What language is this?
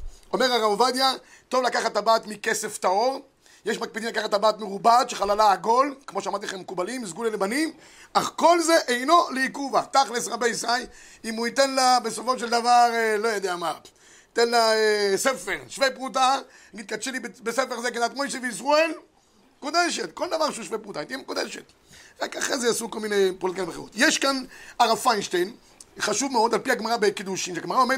Hebrew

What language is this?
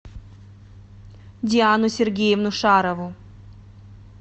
Russian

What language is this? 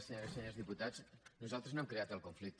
Catalan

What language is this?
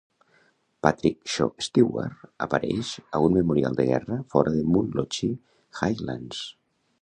Catalan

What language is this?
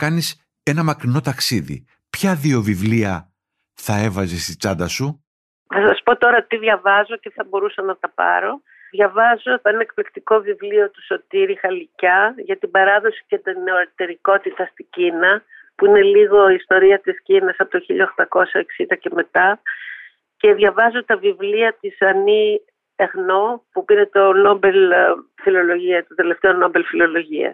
Greek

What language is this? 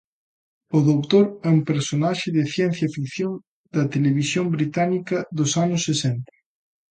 Galician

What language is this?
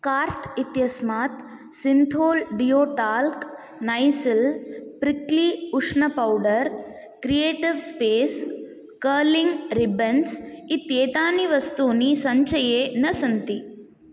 Sanskrit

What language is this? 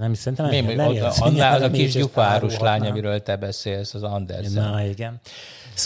Hungarian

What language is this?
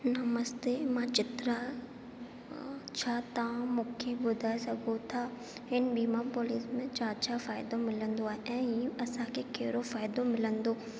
Sindhi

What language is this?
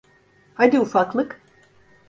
Turkish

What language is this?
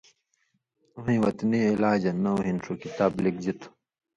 Indus Kohistani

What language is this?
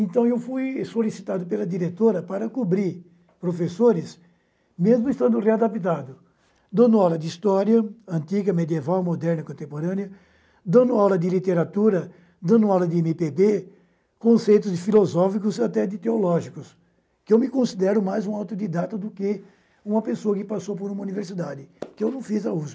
Portuguese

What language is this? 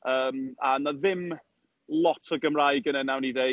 Welsh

